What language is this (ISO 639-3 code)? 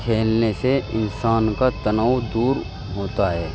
urd